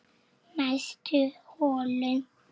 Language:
Icelandic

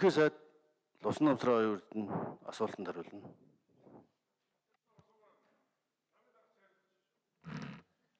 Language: Turkish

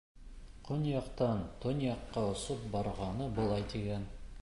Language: Bashkir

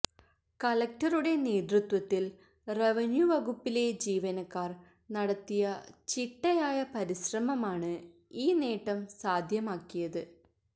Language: Malayalam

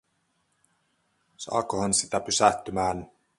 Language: Finnish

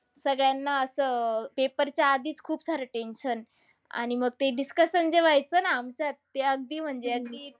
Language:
Marathi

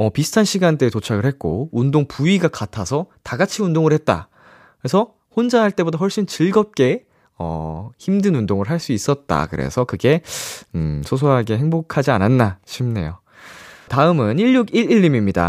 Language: Korean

